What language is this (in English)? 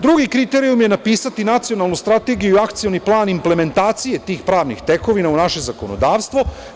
Serbian